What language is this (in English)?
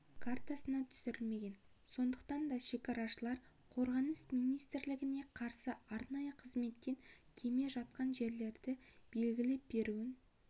Kazakh